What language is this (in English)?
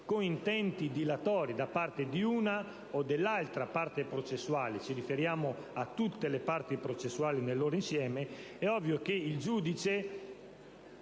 Italian